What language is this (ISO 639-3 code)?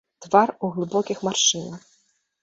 bel